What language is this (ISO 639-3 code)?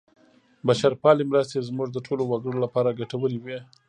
pus